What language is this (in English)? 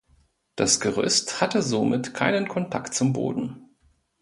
German